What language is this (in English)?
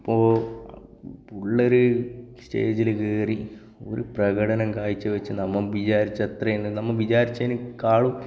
Malayalam